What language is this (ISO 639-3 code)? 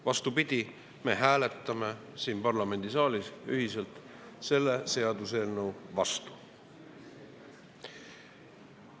est